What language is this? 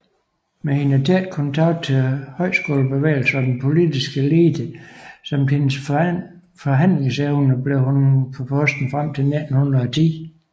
Danish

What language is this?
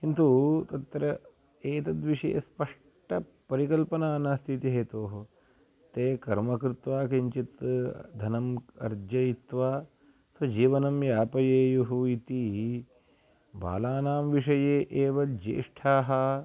Sanskrit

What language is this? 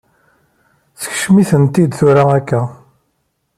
Kabyle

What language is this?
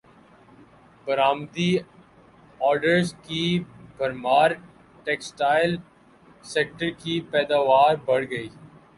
Urdu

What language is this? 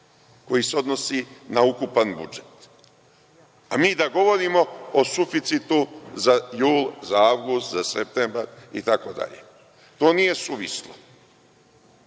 Serbian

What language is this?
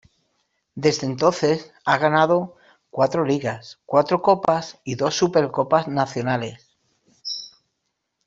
Spanish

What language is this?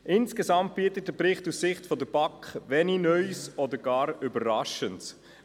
Swiss German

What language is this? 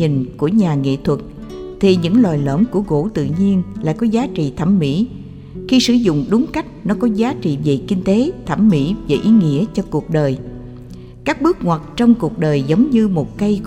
Vietnamese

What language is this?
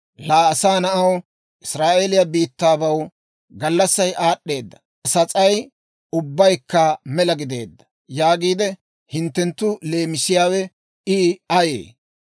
Dawro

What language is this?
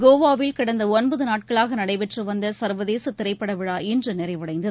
Tamil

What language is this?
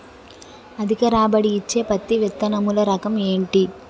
Telugu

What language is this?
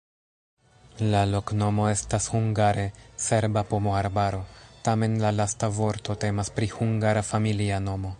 Esperanto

